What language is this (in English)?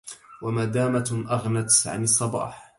Arabic